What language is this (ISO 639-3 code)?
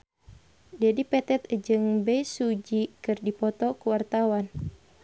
sun